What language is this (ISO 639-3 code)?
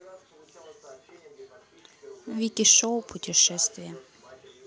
rus